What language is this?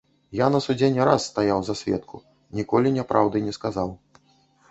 Belarusian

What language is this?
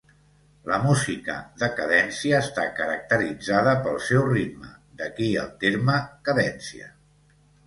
Catalan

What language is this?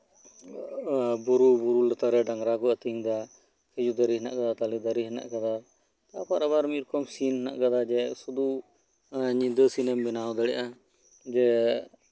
Santali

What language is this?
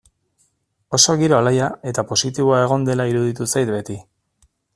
Basque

